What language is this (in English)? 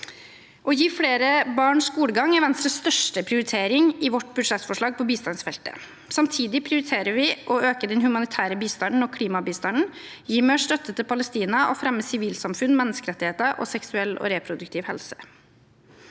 Norwegian